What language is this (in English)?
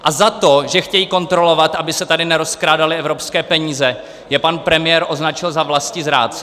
Czech